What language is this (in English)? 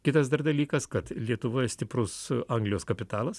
Lithuanian